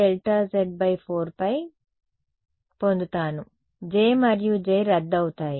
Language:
Telugu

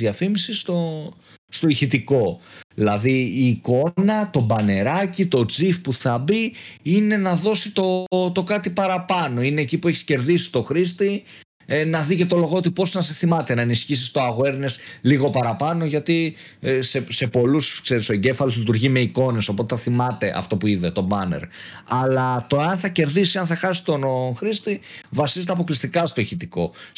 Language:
Greek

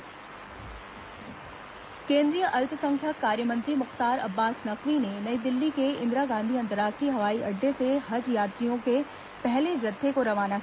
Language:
Hindi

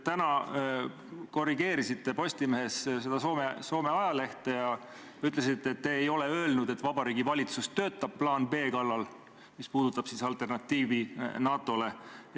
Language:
Estonian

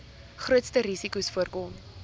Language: Afrikaans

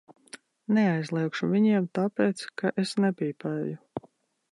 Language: Latvian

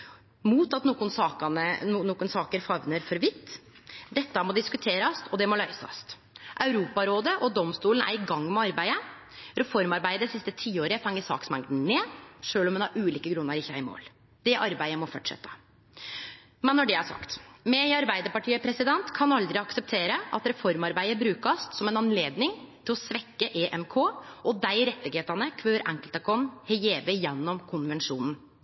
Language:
Norwegian Nynorsk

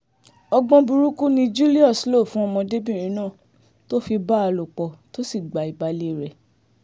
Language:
Yoruba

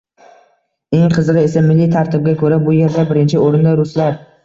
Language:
Uzbek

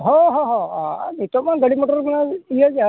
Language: Santali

